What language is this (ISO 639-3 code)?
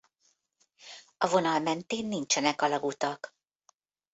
hun